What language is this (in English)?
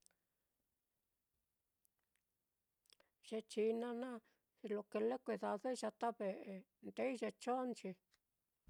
Mitlatongo Mixtec